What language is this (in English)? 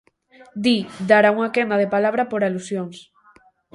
Galician